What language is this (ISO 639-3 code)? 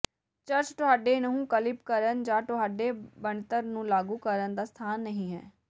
pan